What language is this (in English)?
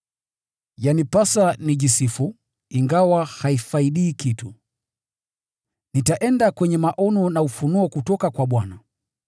Swahili